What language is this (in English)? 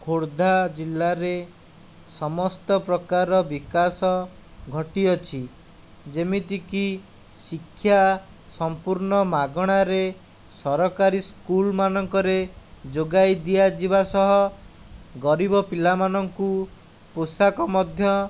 Odia